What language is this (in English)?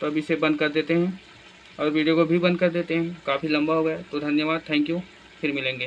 Hindi